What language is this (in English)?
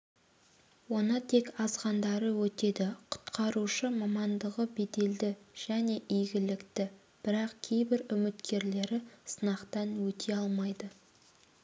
Kazakh